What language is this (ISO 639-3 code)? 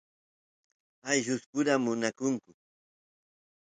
qus